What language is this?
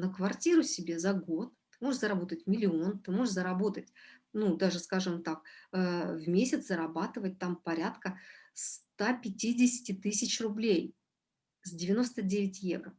Russian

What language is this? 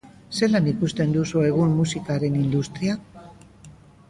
Basque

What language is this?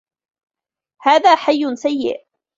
Arabic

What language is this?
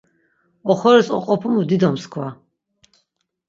Laz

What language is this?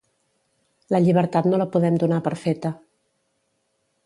Catalan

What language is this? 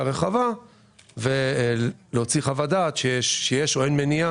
Hebrew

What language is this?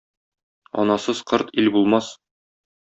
Tatar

